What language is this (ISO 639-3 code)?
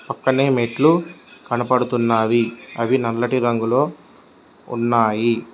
tel